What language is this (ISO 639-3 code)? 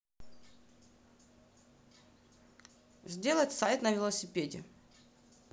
rus